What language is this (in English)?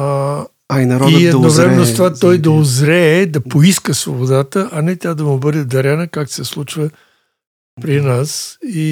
Bulgarian